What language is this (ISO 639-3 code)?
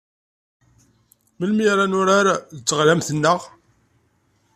kab